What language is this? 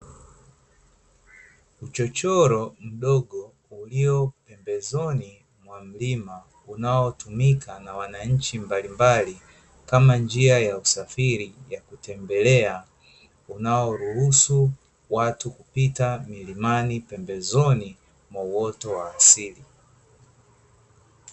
Swahili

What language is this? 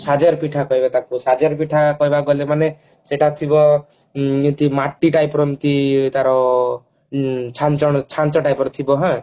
Odia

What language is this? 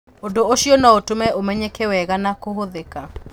Kikuyu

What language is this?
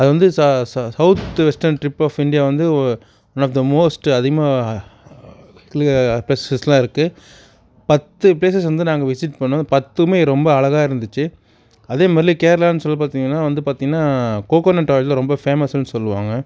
Tamil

